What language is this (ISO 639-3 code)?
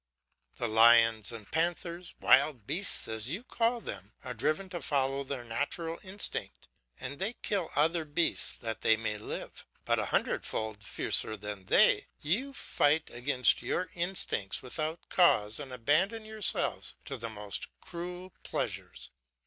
eng